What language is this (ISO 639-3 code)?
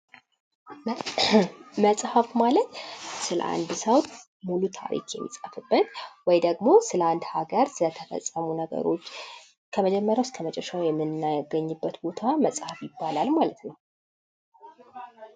amh